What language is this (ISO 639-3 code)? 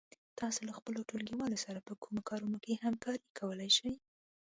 pus